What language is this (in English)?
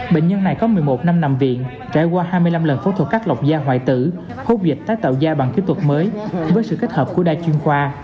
Vietnamese